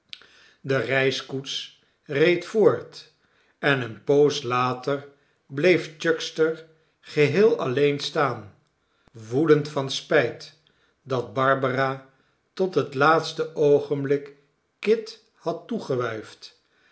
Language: Dutch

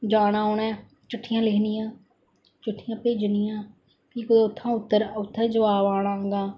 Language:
Dogri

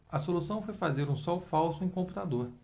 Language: Portuguese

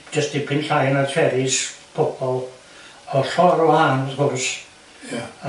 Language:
Welsh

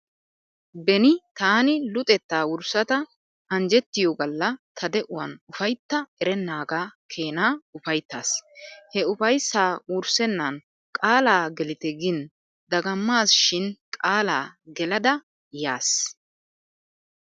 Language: Wolaytta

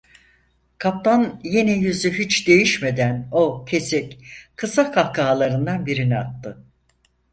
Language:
Turkish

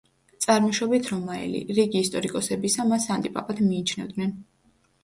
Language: Georgian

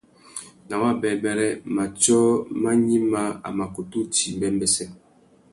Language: Tuki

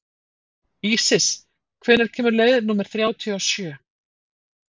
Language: Icelandic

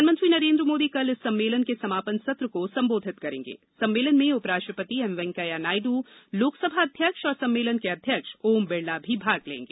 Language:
Hindi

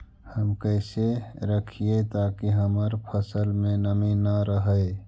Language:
Magahi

